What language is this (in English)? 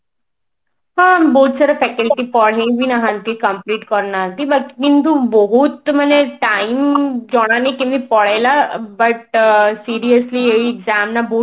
Odia